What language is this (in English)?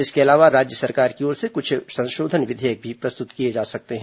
Hindi